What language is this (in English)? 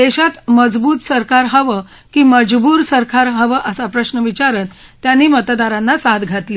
Marathi